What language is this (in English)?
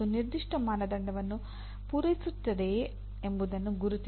Kannada